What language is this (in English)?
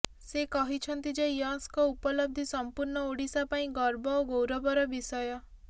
Odia